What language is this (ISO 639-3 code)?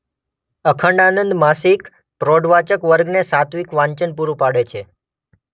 guj